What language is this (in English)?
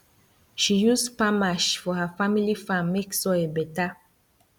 Nigerian Pidgin